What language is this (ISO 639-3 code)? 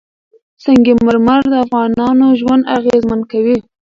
pus